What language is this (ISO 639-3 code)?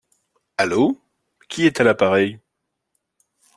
fra